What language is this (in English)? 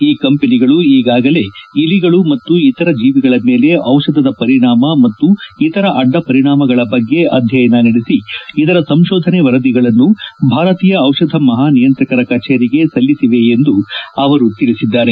Kannada